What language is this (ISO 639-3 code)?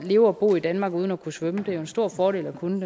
dan